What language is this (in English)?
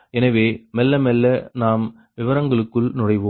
Tamil